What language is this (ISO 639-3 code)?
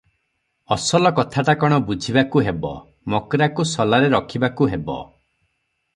ori